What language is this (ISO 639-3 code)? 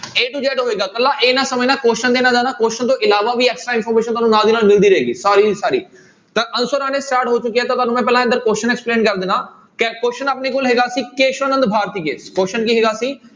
pan